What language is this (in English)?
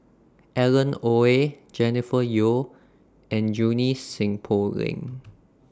English